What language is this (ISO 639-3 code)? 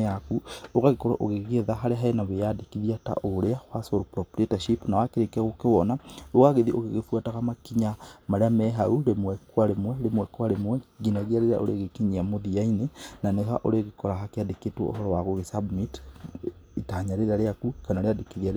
kik